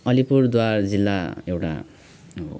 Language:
Nepali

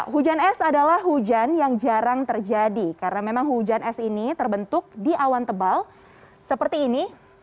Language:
Indonesian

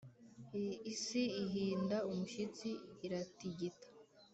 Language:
Kinyarwanda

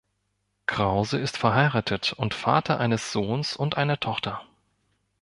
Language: German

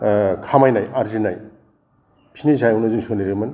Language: Bodo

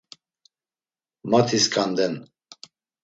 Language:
Laz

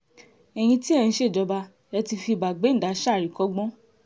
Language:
Yoruba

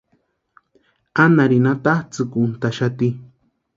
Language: Western Highland Purepecha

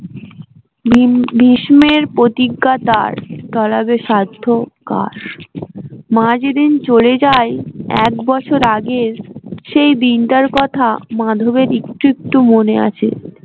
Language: Bangla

